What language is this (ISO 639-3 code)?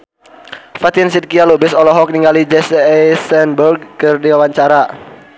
sun